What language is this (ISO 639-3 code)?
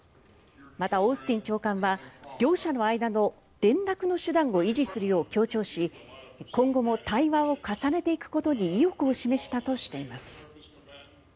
jpn